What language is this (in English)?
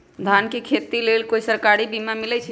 Magahi